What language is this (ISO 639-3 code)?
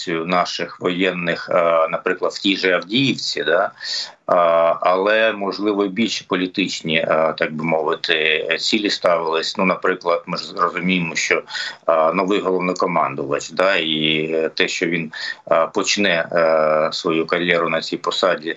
ukr